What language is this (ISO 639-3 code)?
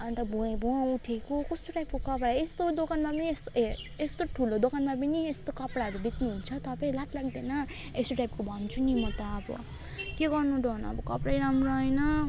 nep